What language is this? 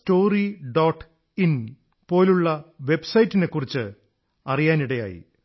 Malayalam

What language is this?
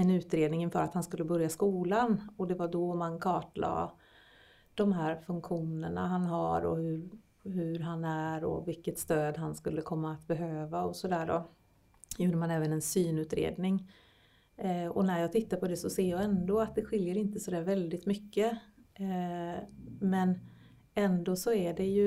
Swedish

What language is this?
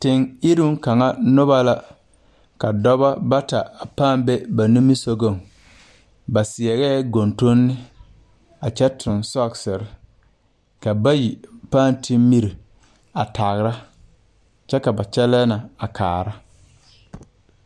Southern Dagaare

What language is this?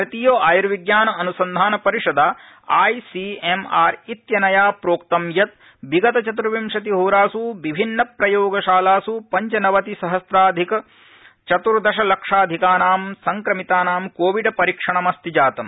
Sanskrit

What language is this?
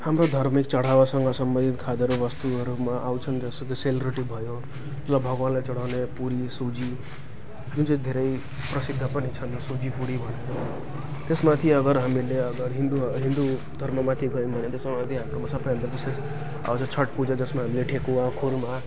Nepali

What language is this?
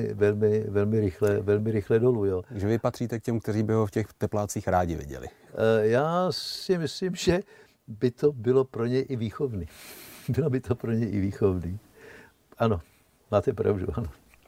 Czech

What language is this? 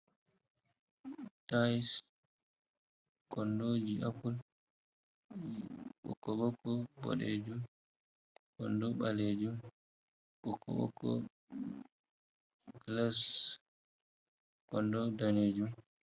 Fula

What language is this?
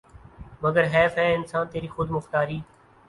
Urdu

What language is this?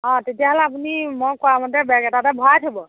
Assamese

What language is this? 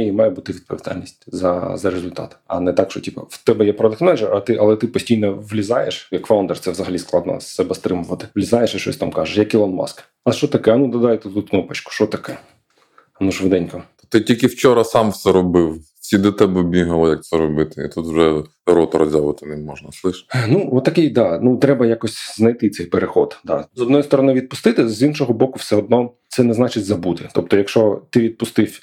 Ukrainian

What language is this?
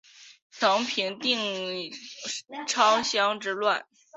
Chinese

